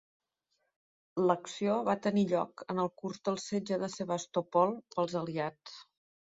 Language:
Catalan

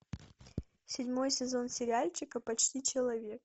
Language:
Russian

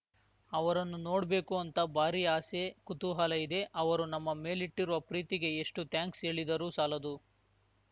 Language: Kannada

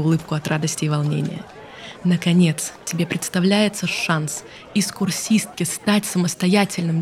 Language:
Russian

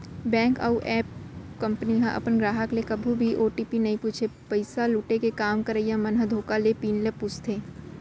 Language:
Chhattisgarhi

